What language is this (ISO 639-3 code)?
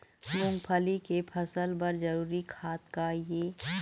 hne